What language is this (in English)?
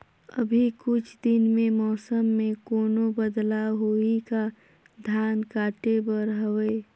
Chhattisgarhi